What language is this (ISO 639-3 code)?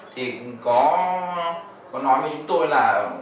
vie